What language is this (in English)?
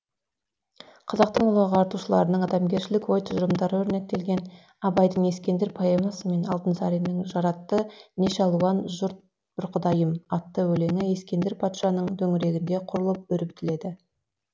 Kazakh